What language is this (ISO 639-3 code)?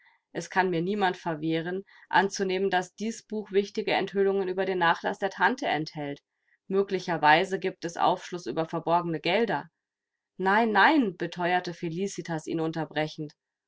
deu